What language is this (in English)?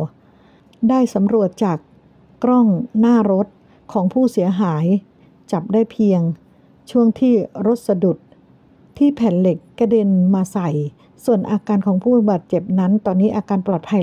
Thai